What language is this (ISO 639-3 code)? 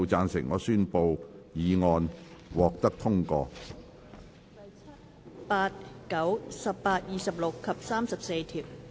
yue